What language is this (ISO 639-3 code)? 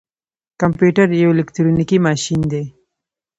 pus